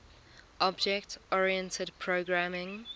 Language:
English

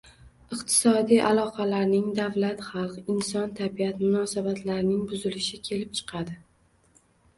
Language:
Uzbek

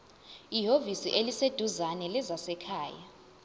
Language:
Zulu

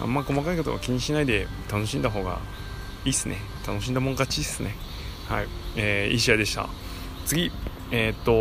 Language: Japanese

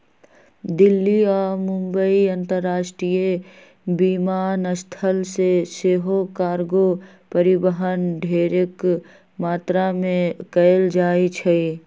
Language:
Magahi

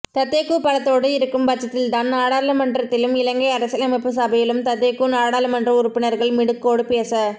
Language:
Tamil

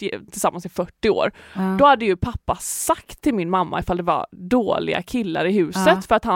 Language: Swedish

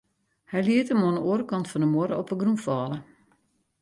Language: Western Frisian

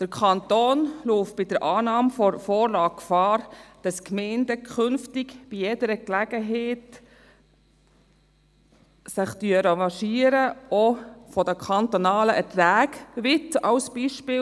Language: Swiss German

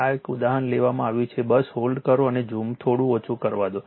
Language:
Gujarati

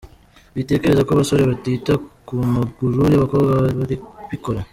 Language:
Kinyarwanda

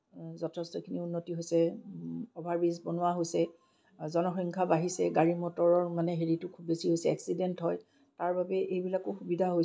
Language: Assamese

